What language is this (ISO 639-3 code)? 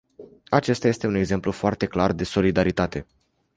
ron